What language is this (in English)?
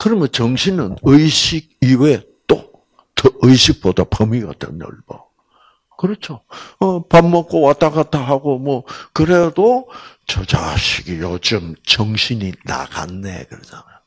Korean